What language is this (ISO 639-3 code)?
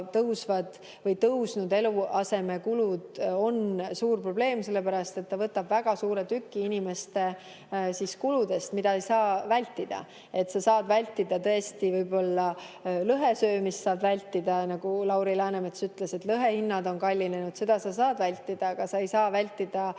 est